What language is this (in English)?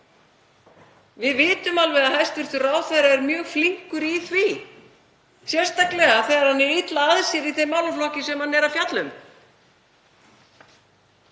Icelandic